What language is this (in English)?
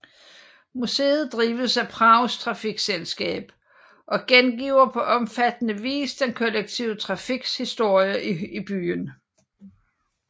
Danish